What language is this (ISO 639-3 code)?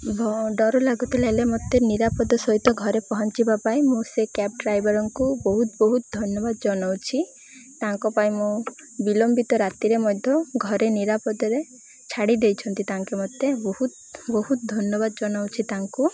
ori